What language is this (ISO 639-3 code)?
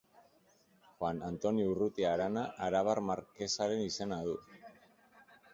eus